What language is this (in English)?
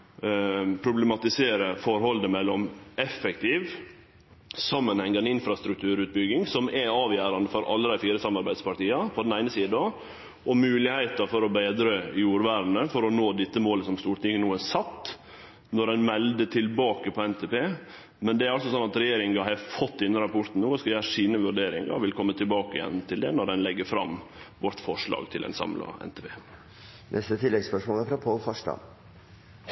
Norwegian